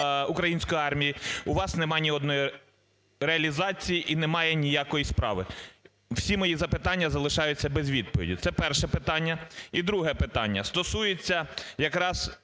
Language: Ukrainian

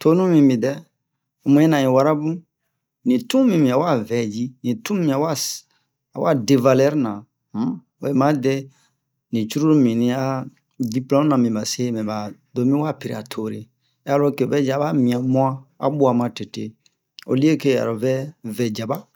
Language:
Bomu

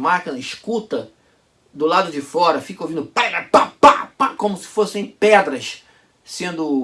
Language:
Portuguese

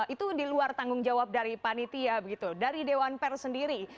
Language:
Indonesian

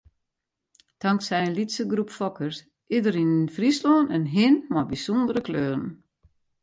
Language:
Western Frisian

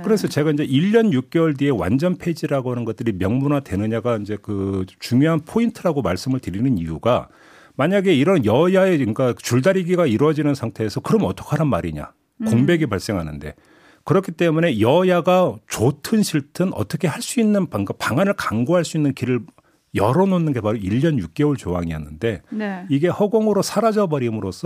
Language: Korean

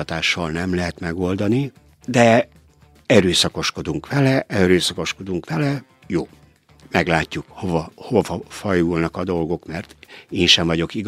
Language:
Hungarian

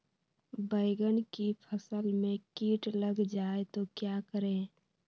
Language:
Magahi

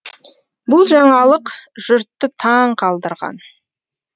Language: Kazakh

